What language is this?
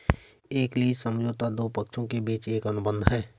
Hindi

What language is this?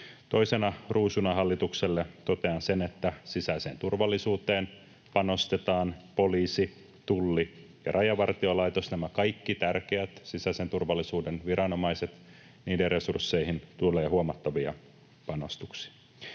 Finnish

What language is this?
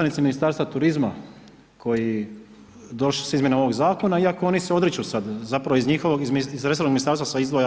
Croatian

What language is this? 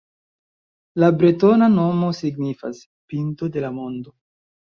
Esperanto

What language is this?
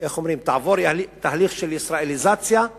Hebrew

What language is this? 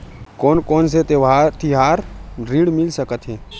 Chhattisgarhi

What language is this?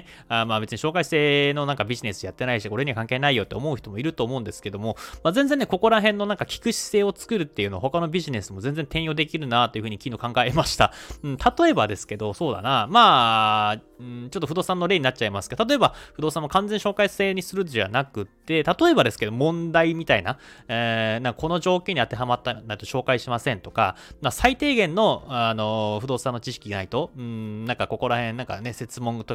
Japanese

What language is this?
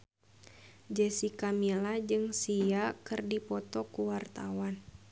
Sundanese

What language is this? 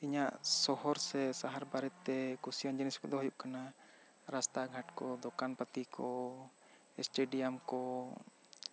Santali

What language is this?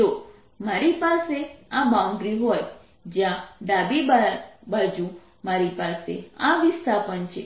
Gujarati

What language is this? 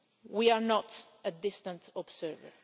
English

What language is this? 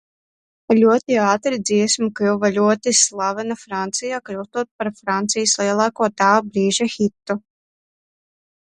Latvian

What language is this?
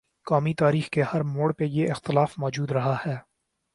Urdu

